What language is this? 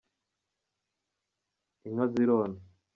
Kinyarwanda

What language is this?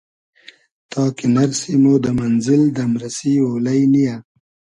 Hazaragi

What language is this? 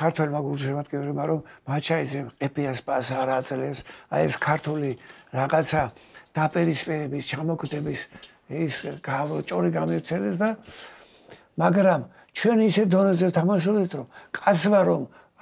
Romanian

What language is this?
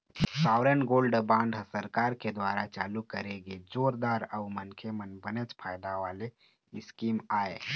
Chhattisgarhi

